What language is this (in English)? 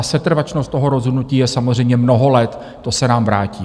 Czech